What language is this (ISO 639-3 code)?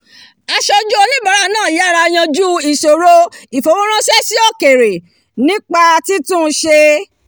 yor